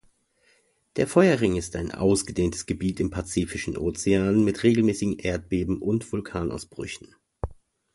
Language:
German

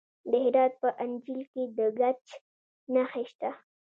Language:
Pashto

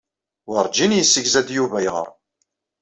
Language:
Kabyle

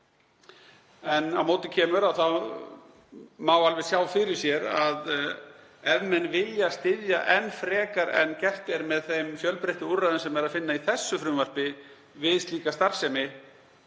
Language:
Icelandic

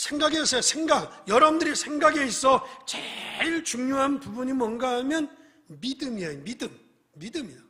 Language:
Korean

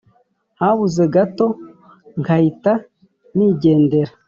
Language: Kinyarwanda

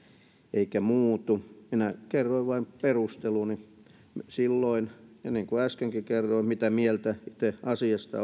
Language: Finnish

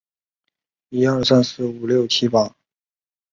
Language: Chinese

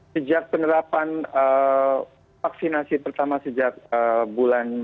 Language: Indonesian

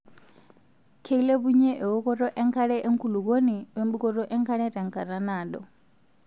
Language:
Masai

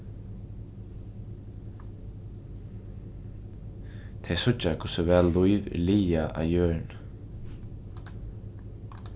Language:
Faroese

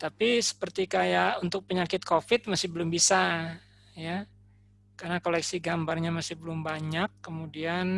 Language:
Indonesian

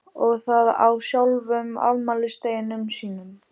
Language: Icelandic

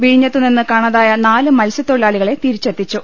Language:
Malayalam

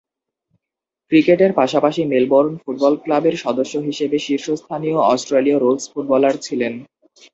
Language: Bangla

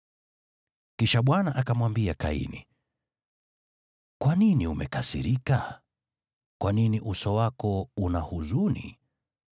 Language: Swahili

